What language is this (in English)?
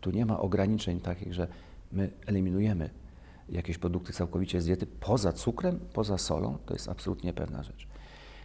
Polish